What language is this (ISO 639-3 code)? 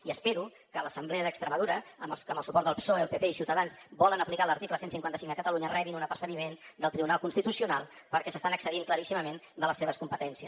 cat